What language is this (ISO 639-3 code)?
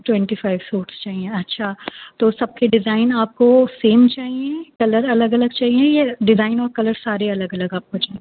urd